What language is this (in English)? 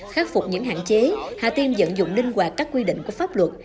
Vietnamese